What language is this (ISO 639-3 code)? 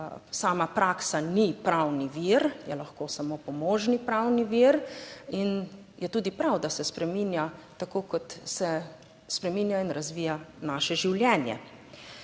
slv